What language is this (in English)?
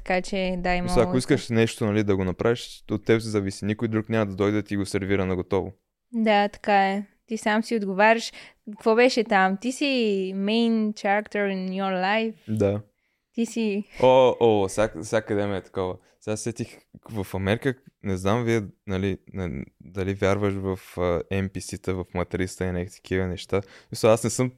Bulgarian